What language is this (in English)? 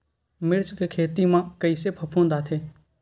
Chhattisgarhi